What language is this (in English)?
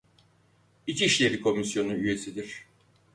Turkish